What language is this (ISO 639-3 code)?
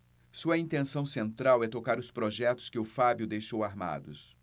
por